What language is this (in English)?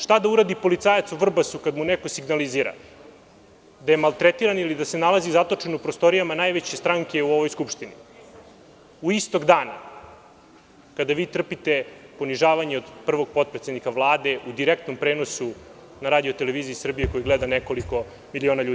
Serbian